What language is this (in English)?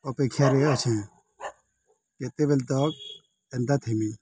Odia